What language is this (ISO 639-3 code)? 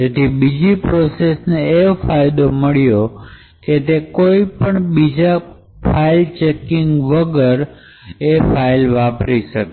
guj